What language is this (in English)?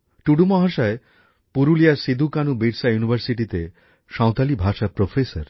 Bangla